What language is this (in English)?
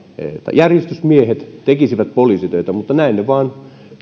Finnish